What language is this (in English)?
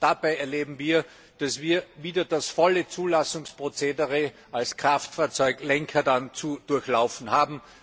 German